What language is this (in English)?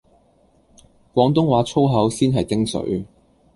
Cantonese